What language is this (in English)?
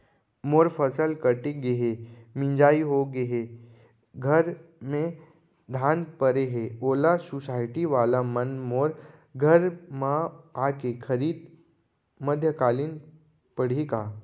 Chhattisgarhi